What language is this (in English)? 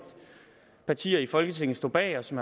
Danish